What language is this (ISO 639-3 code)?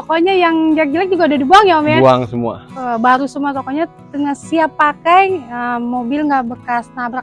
ind